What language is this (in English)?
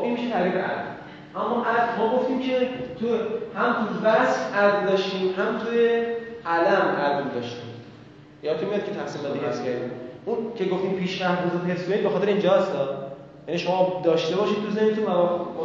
Persian